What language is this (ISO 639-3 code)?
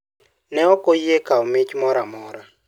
luo